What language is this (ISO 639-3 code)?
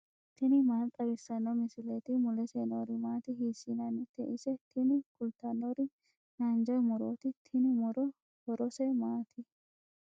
sid